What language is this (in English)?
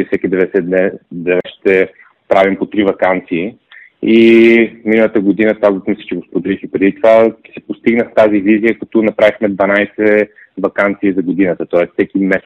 Bulgarian